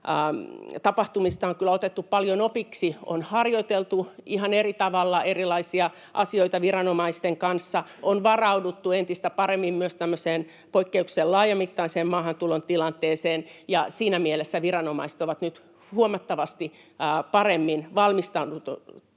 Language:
Finnish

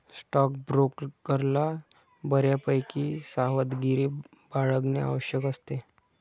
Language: Marathi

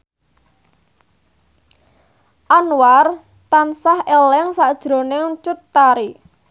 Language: Javanese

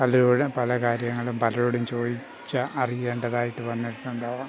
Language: Malayalam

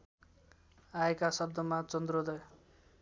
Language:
Nepali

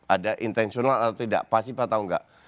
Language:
Indonesian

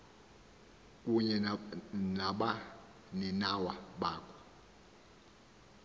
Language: Xhosa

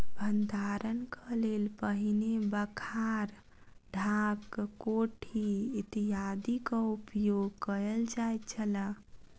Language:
Maithili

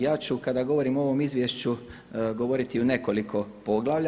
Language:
Croatian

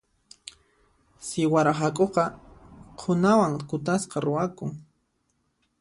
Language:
Puno Quechua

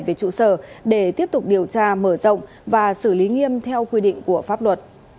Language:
Vietnamese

